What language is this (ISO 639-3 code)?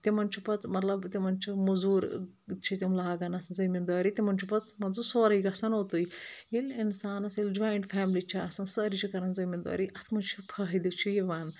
kas